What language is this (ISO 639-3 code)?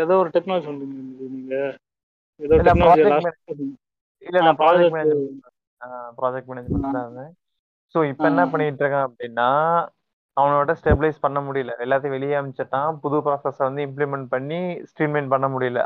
tam